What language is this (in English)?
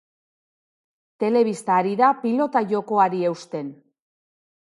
Basque